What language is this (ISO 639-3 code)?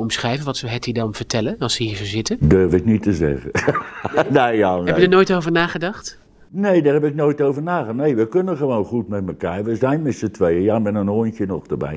nld